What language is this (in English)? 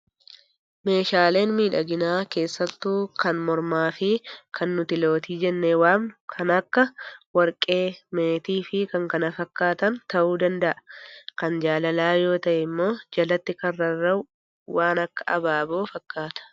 Oromo